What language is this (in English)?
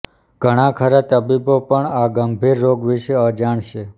Gujarati